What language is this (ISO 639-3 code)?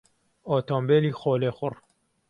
ckb